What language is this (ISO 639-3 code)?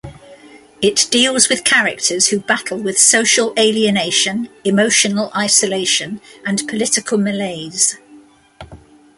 eng